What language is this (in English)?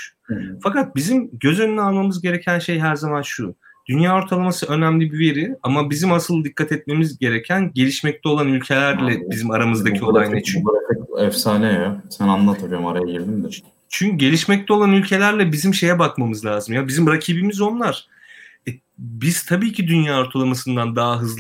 Turkish